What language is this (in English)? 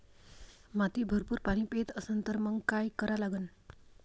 Marathi